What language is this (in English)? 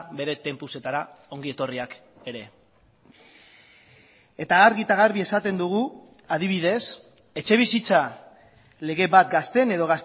Basque